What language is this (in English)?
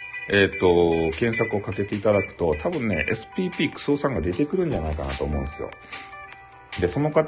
Japanese